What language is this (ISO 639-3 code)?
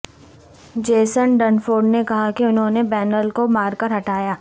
urd